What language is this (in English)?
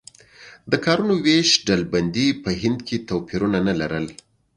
Pashto